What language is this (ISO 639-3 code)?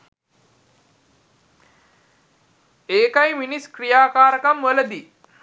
sin